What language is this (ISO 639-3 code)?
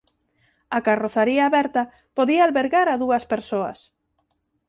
glg